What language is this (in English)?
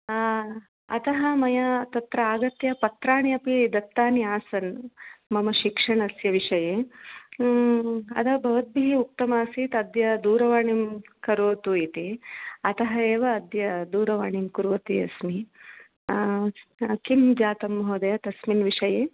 Sanskrit